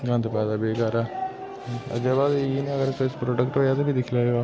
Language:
Dogri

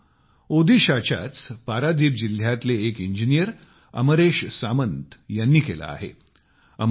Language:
Marathi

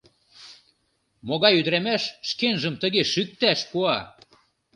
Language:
Mari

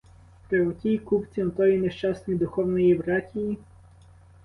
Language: Ukrainian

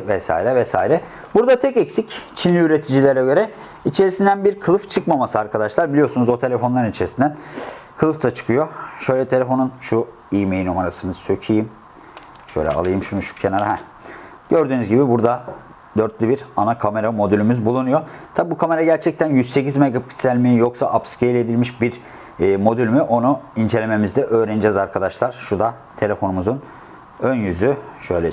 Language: Turkish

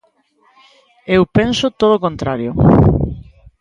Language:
Galician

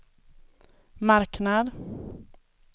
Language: Swedish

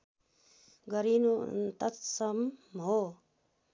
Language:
Nepali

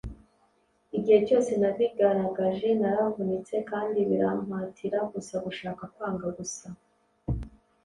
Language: Kinyarwanda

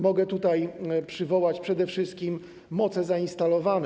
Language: Polish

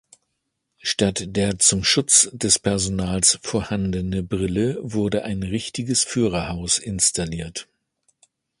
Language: German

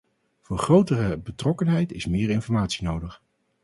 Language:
Dutch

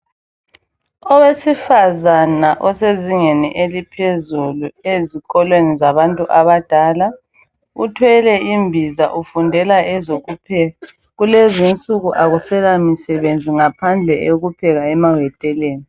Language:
North Ndebele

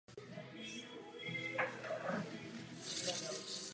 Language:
Czech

